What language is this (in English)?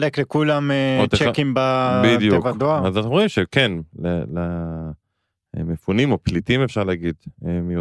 Hebrew